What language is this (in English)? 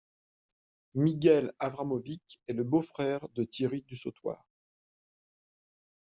French